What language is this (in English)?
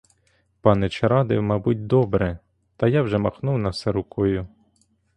Ukrainian